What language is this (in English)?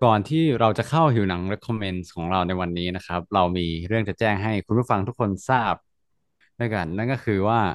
Thai